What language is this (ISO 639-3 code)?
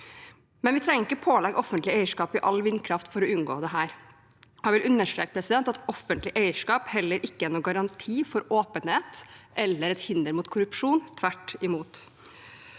nor